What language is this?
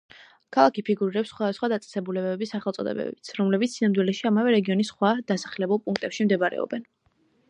Georgian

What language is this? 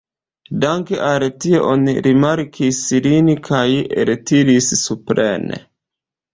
Esperanto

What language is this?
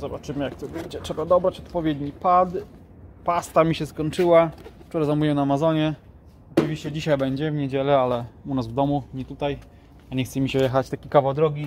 Polish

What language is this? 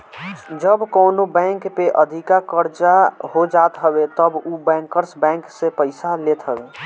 Bhojpuri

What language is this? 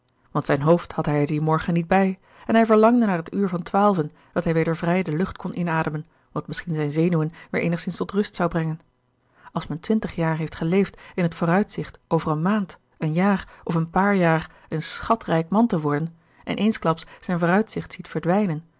Dutch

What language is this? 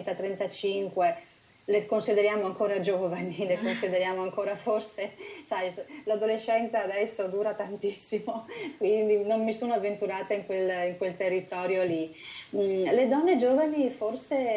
Italian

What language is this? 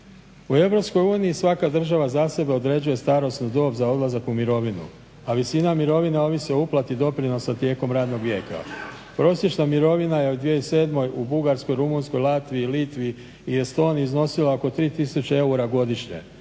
Croatian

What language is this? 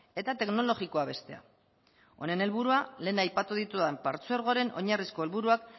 Basque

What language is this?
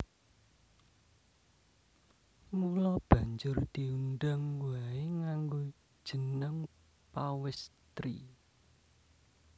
Javanese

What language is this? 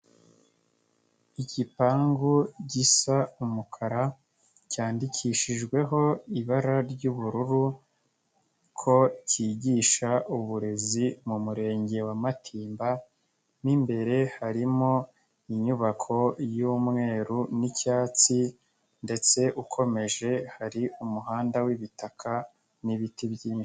Kinyarwanda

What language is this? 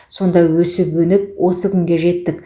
Kazakh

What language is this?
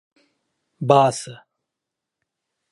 Pashto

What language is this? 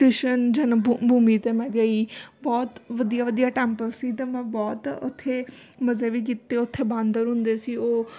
Punjabi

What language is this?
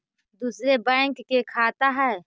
Magahi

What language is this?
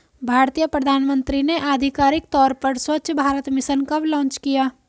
Hindi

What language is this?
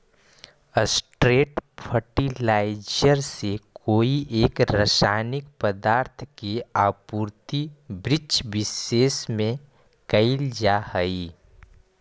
Magahi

